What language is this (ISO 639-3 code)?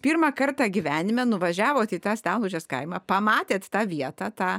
lit